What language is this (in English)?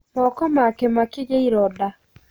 Kikuyu